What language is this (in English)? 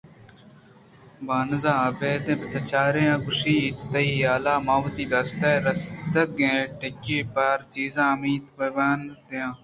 Eastern Balochi